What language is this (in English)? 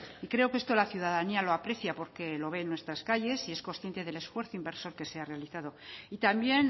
Spanish